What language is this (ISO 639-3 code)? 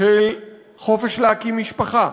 heb